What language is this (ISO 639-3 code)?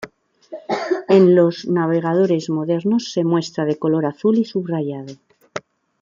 spa